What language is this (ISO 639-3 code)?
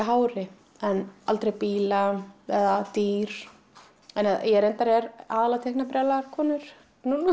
isl